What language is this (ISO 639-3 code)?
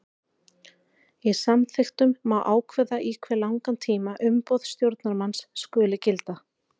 isl